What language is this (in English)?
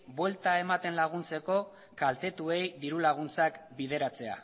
Basque